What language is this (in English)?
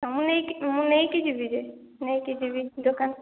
Odia